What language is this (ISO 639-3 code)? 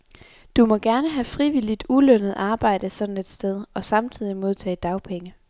dan